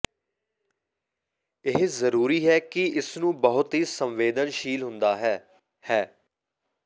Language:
Punjabi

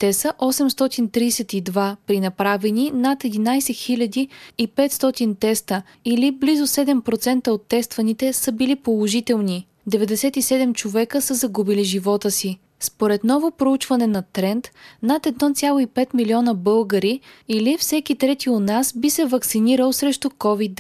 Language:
Bulgarian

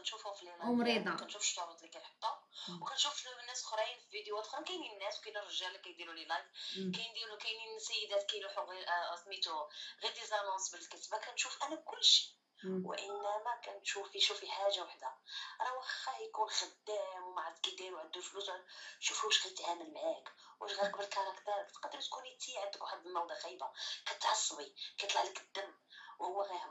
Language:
Arabic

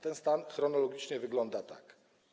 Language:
Polish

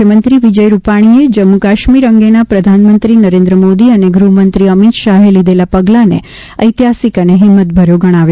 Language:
Gujarati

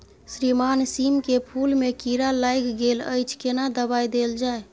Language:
Maithili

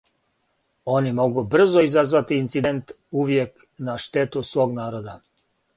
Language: Serbian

